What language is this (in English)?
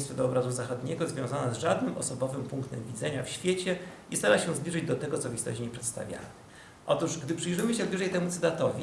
Polish